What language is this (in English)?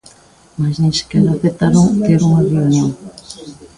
Galician